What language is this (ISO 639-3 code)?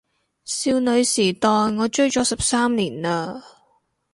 yue